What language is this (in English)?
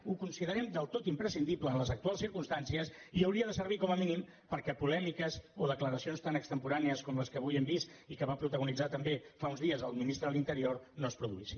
Catalan